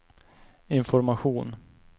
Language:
Swedish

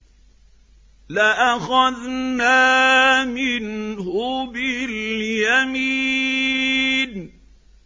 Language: Arabic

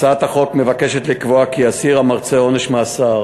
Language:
Hebrew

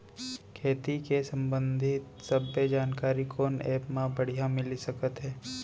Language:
Chhattisgarhi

